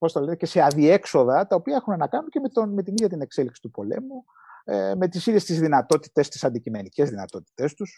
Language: Greek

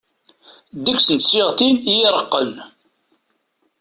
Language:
Kabyle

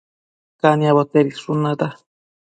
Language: Matsés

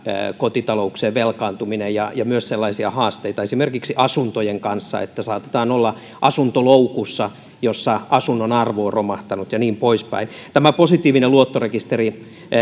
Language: Finnish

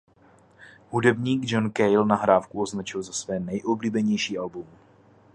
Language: Czech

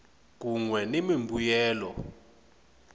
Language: Tsonga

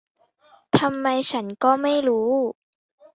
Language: Thai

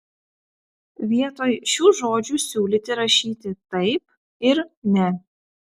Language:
Lithuanian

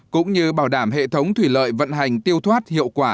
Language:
Vietnamese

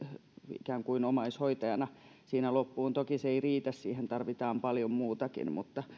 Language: Finnish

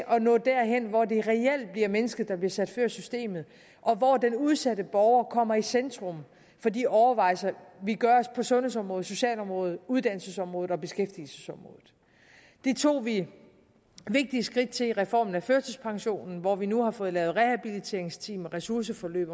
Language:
Danish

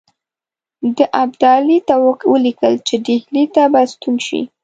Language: Pashto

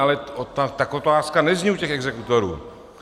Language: Czech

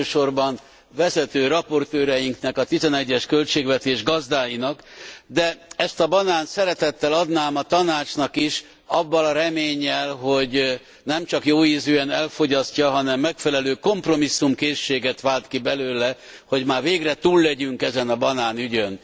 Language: Hungarian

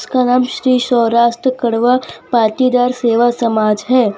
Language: Hindi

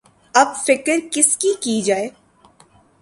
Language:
Urdu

